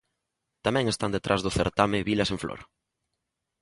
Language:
Galician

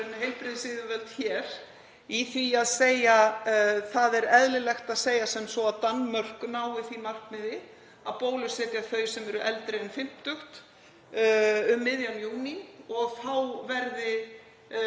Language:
Icelandic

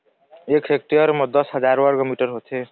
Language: Chhattisgarhi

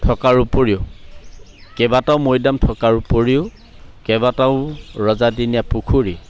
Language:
Assamese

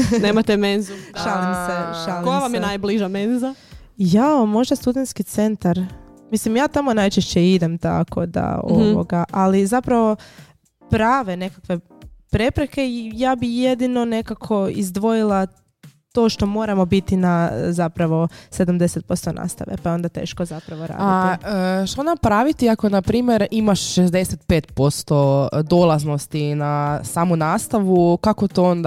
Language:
Croatian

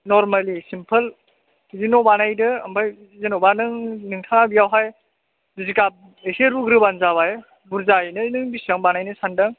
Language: Bodo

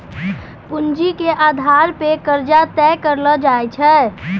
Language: Maithili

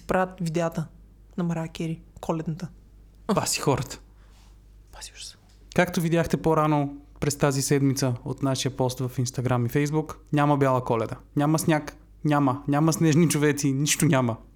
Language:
Bulgarian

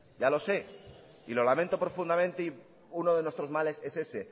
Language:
Spanish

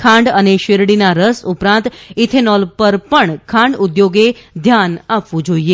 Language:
Gujarati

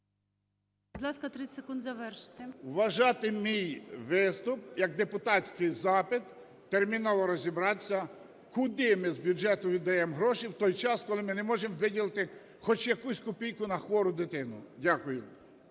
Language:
Ukrainian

